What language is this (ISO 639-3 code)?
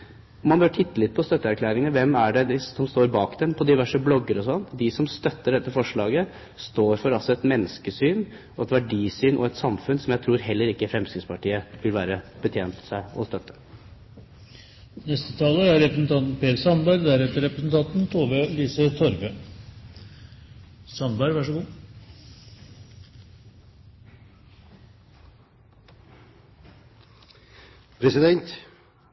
nob